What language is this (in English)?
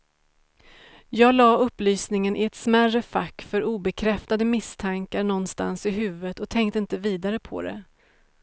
Swedish